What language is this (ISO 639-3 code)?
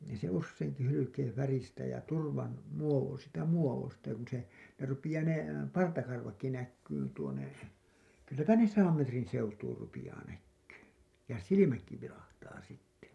fin